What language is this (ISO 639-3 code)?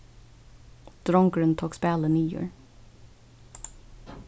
fao